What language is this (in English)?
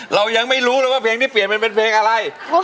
Thai